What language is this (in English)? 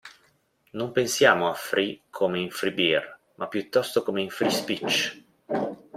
Italian